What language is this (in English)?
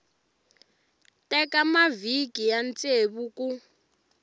Tsonga